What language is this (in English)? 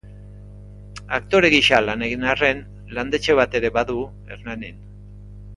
Basque